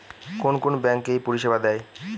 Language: Bangla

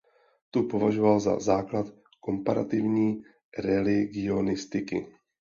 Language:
Czech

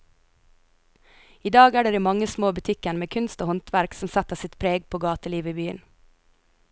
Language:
Norwegian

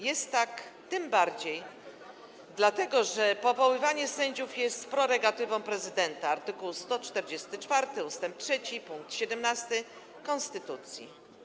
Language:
Polish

